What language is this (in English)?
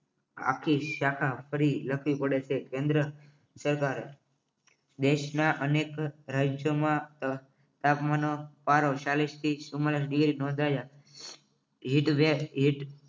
Gujarati